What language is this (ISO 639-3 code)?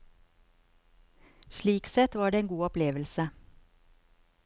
nor